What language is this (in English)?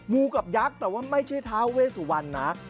Thai